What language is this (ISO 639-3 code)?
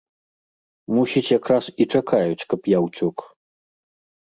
bel